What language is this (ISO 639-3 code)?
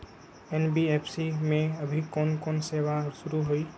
mag